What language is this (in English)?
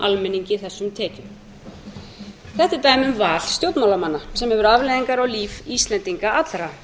Icelandic